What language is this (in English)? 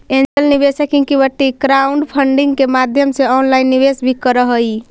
Magahi